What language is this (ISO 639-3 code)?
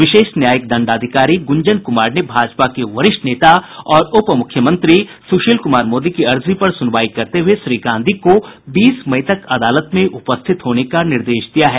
hin